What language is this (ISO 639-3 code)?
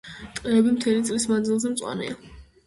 kat